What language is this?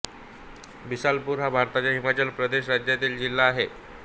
Marathi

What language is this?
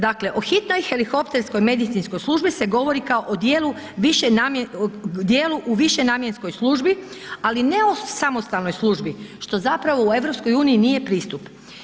Croatian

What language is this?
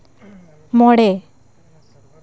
Santali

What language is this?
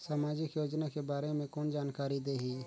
Chhattisgarhi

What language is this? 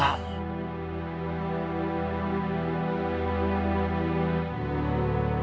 Indonesian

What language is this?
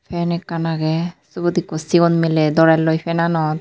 Chakma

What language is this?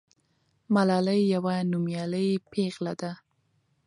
Pashto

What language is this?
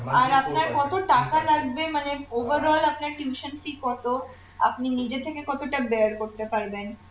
Bangla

